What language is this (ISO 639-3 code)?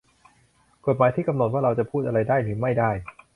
tha